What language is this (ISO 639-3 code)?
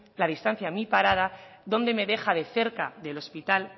spa